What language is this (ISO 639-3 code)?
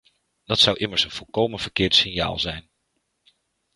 nld